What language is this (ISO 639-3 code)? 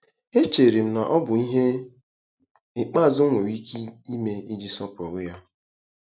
ibo